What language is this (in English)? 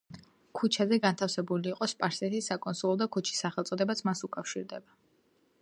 Georgian